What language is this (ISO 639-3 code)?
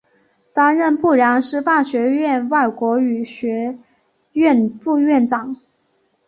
zho